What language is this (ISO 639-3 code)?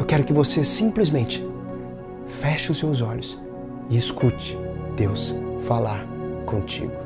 por